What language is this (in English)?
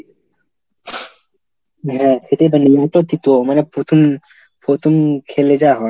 Bangla